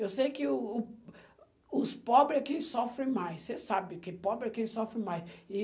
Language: Portuguese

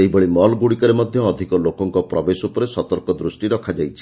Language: Odia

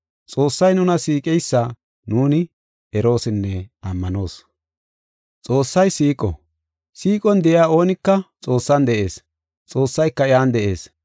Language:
Gofa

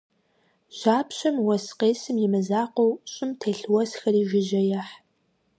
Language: Kabardian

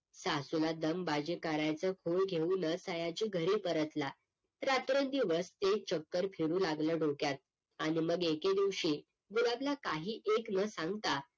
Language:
Marathi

